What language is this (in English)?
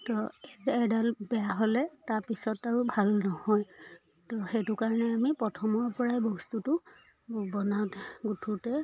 Assamese